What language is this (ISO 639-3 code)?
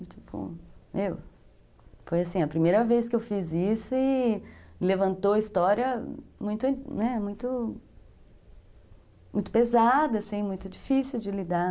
por